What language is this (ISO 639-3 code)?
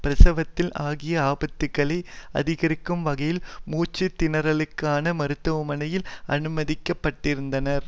tam